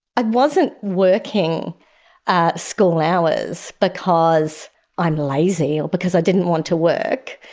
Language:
English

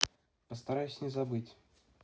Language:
Russian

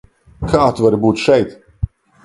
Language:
Latvian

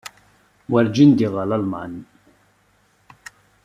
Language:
Kabyle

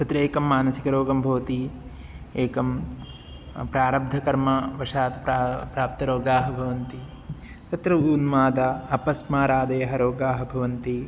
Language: Sanskrit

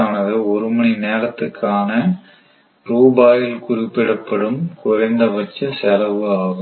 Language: Tamil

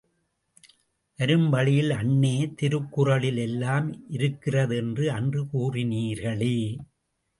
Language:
Tamil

